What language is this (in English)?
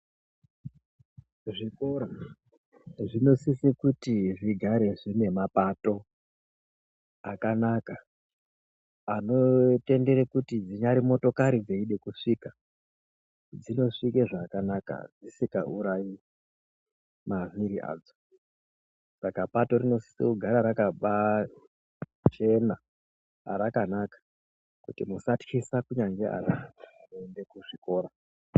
Ndau